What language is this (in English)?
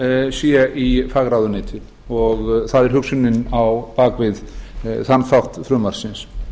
Icelandic